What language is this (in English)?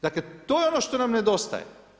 Croatian